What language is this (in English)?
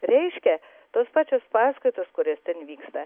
Lithuanian